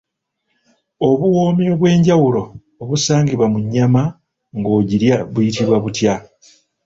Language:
Ganda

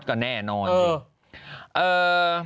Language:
Thai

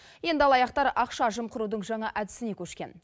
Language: Kazakh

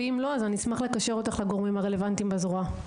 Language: Hebrew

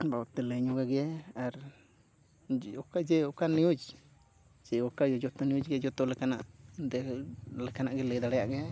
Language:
Santali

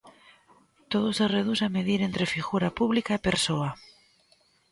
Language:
Galician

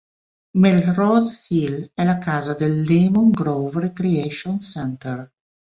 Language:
Italian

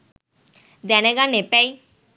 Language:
Sinhala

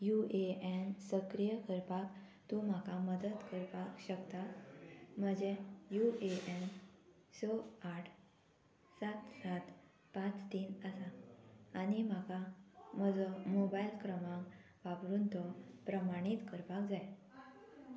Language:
Konkani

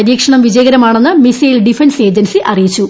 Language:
Malayalam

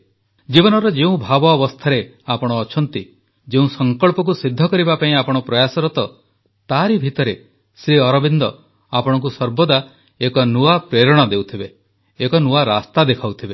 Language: Odia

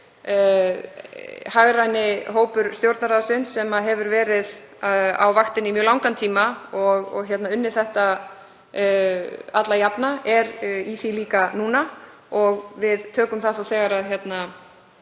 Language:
Icelandic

